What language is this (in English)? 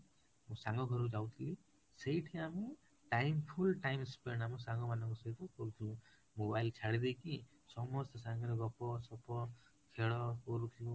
Odia